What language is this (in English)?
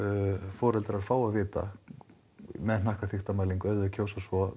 Icelandic